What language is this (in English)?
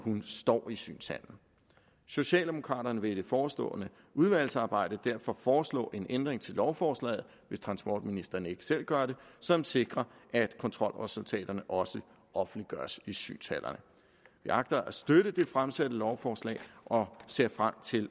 Danish